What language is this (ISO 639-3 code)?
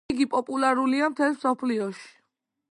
kat